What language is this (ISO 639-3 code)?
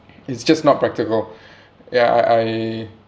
eng